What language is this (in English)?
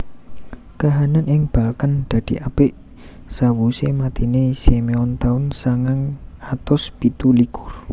Javanese